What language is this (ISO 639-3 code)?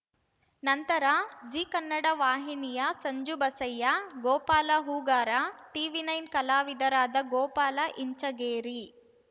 kan